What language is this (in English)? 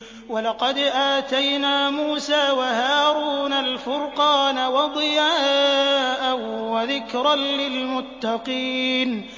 Arabic